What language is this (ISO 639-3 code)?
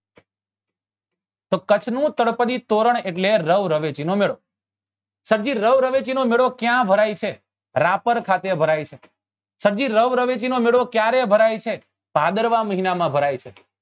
guj